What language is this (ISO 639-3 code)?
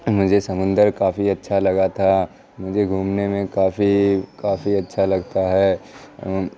urd